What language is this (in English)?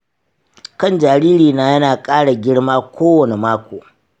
Hausa